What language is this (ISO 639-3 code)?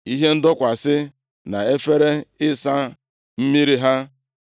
ibo